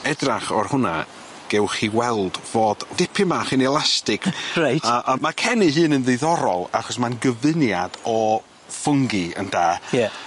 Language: Welsh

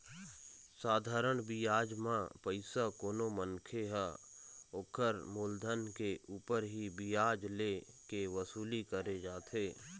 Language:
Chhattisgarhi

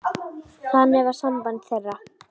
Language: Icelandic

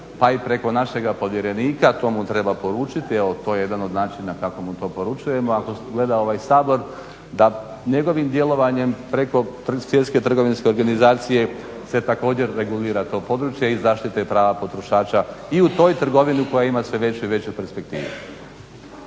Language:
Croatian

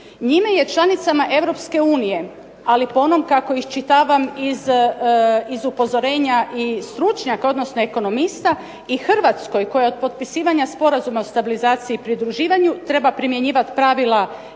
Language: Croatian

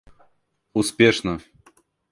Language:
Russian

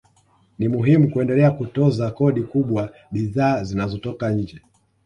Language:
Swahili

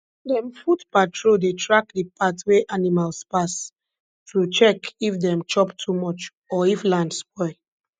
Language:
Nigerian Pidgin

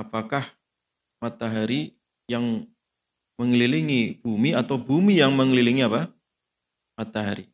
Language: Indonesian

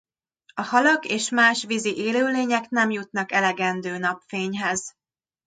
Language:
Hungarian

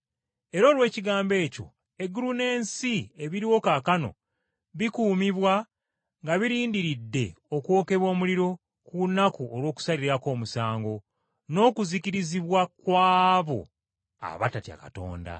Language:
Ganda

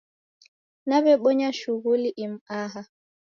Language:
Taita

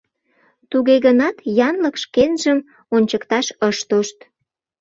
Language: Mari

